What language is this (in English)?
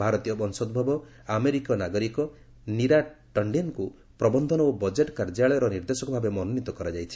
Odia